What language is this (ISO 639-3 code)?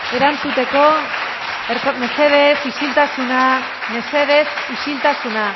eus